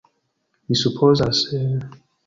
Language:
Esperanto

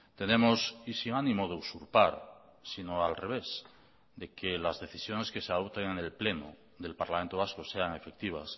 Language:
Spanish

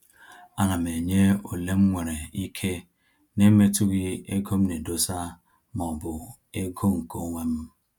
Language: Igbo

